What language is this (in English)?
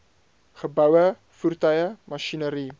Afrikaans